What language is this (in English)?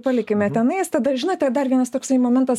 Lithuanian